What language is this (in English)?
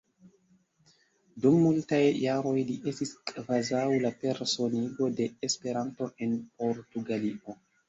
Esperanto